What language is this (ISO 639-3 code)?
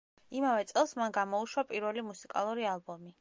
kat